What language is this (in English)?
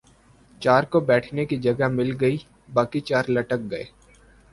Urdu